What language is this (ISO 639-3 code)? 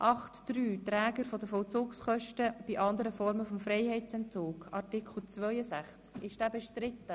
gsw